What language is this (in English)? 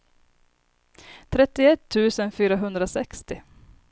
Swedish